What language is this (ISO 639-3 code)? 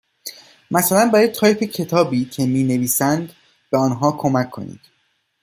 fas